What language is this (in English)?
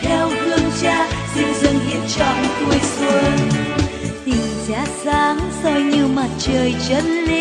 Vietnamese